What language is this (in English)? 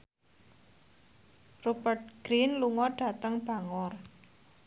Javanese